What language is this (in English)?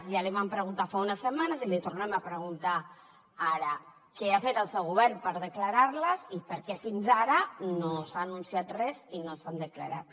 Catalan